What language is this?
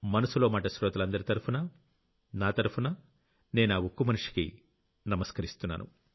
Telugu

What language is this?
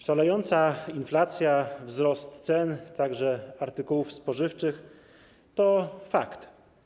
Polish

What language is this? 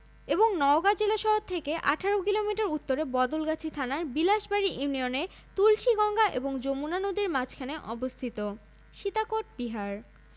Bangla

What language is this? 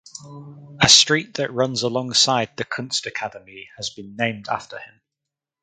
English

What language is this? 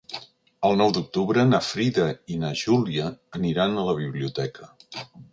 Catalan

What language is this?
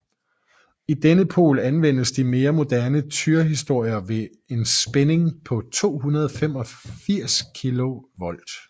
Danish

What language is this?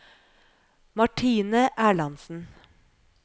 Norwegian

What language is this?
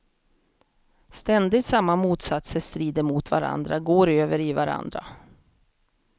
Swedish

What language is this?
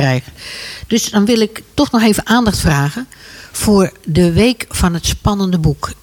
Dutch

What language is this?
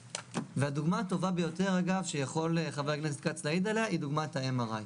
Hebrew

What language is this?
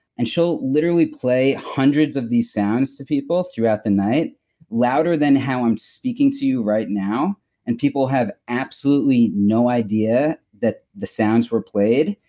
English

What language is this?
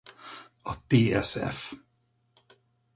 Hungarian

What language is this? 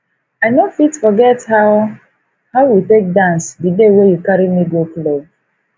Nigerian Pidgin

